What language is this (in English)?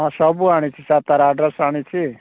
Odia